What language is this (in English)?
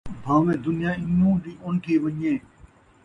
Saraiki